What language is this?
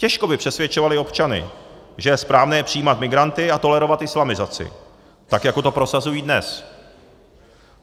Czech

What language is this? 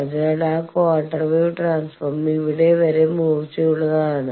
Malayalam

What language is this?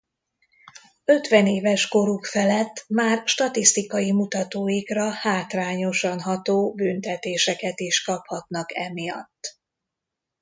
Hungarian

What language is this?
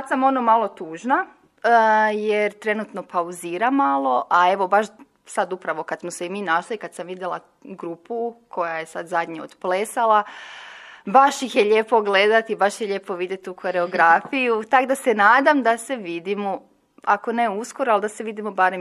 Croatian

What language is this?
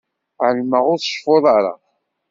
Kabyle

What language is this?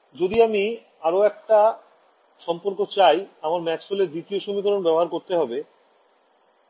Bangla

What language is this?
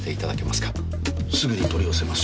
Japanese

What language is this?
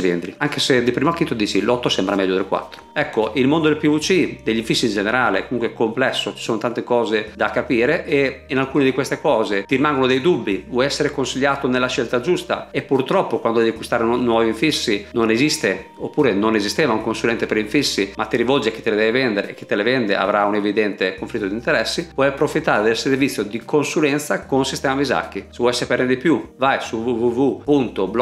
Italian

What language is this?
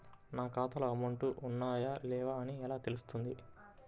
Telugu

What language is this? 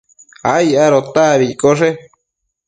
Matsés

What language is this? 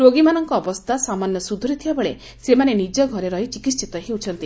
Odia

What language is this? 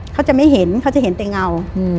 Thai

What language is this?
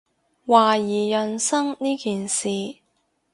Cantonese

